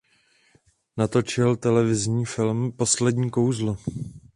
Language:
Czech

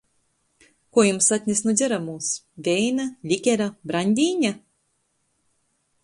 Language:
Latgalian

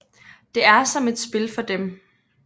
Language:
Danish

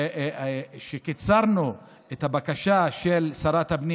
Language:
Hebrew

